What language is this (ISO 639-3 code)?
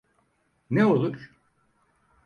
tur